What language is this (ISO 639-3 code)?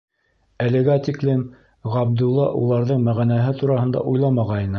bak